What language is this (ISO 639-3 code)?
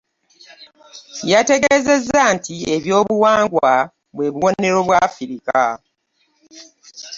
lug